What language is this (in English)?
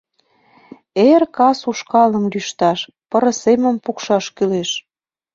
Mari